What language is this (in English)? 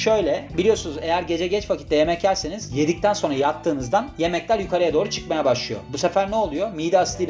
Turkish